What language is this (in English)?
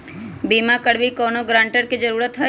Magahi